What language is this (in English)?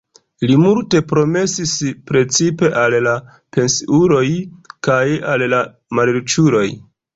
Esperanto